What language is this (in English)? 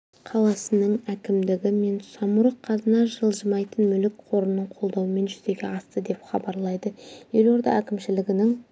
Kazakh